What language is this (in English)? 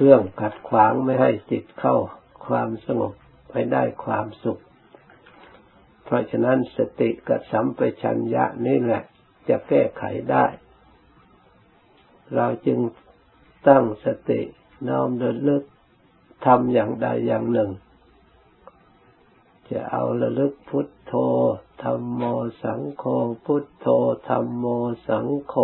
Thai